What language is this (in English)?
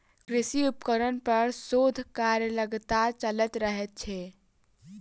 Maithili